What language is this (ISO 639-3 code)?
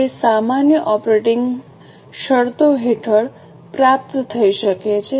guj